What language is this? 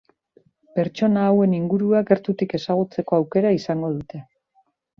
Basque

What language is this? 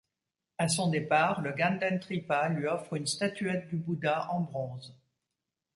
French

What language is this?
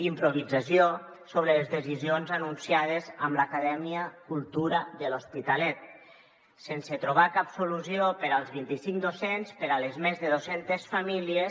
Catalan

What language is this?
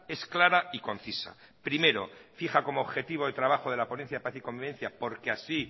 Spanish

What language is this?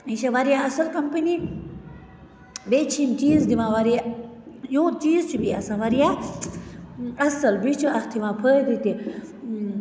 Kashmiri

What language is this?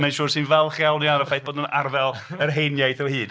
Welsh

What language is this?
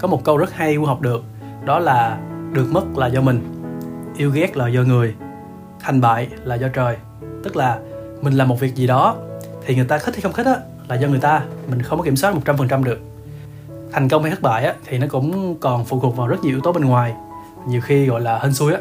Vietnamese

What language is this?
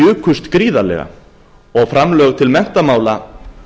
Icelandic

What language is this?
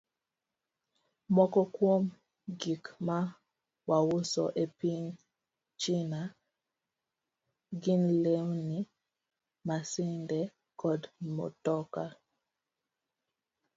Luo (Kenya and Tanzania)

